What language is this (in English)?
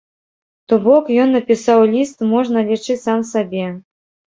Belarusian